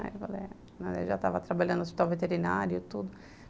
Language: Portuguese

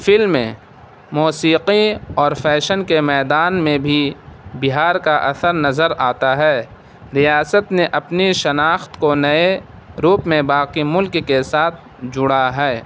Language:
Urdu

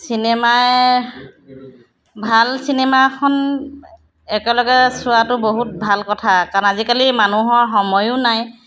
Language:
Assamese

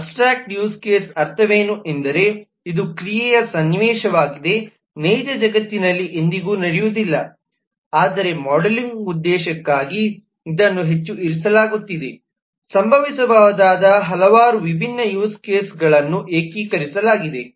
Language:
Kannada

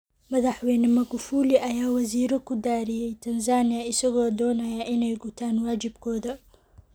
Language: Somali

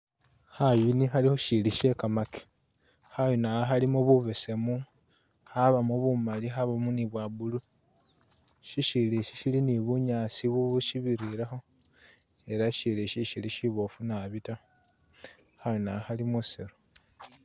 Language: Masaaba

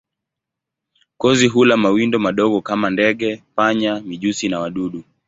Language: Swahili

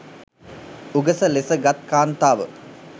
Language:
Sinhala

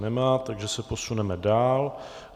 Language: Czech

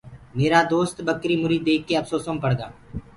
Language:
Gurgula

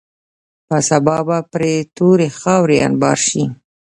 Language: Pashto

